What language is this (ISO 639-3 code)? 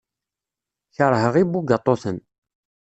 kab